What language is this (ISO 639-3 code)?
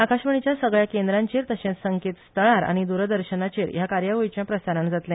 kok